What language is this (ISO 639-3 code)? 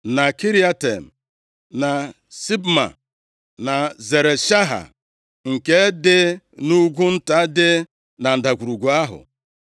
ibo